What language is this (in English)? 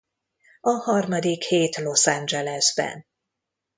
Hungarian